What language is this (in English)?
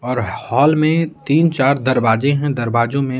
Hindi